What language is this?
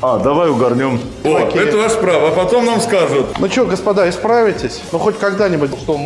Russian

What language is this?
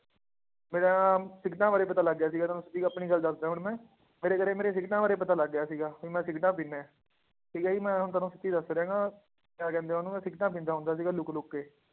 Punjabi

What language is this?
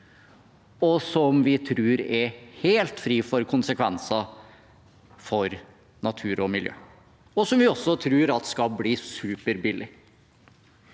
Norwegian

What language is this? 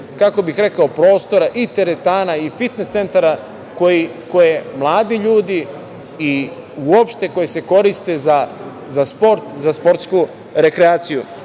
Serbian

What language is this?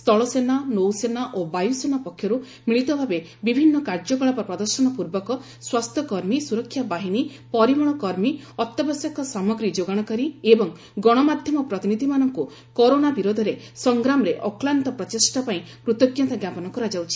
Odia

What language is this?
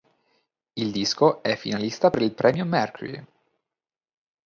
Italian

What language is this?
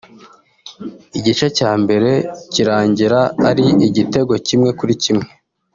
Kinyarwanda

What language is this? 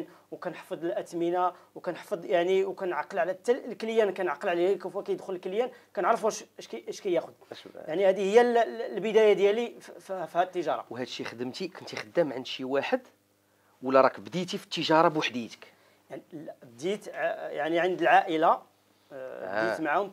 Arabic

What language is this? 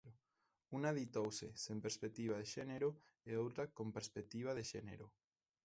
Galician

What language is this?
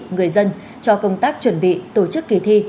Vietnamese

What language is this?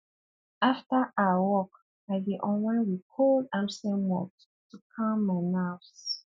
Nigerian Pidgin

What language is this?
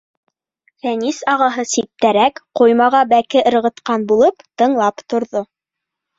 Bashkir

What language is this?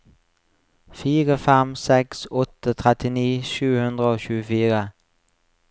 Norwegian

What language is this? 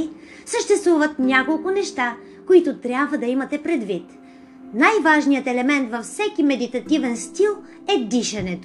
Bulgarian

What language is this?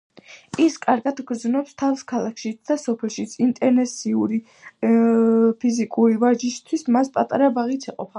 Georgian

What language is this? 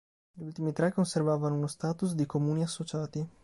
Italian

